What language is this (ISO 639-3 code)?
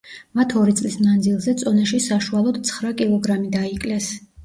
kat